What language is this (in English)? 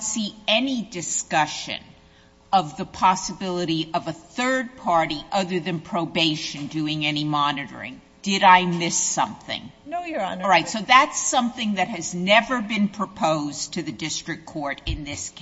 English